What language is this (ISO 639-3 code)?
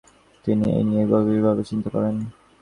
ben